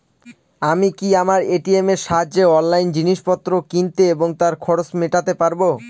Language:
Bangla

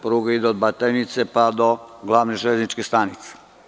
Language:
Serbian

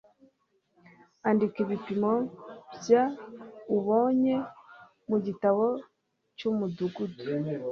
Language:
Kinyarwanda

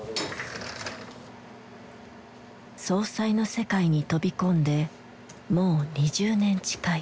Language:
Japanese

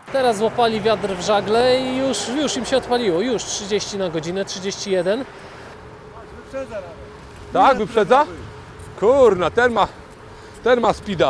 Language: Polish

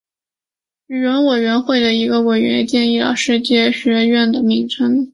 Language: Chinese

